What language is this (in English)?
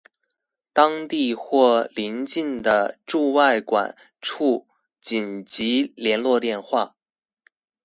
Chinese